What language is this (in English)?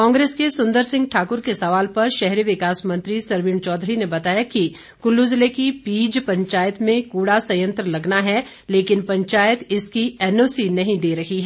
Hindi